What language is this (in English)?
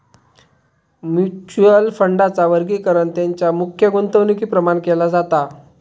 Marathi